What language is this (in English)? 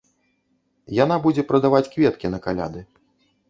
Belarusian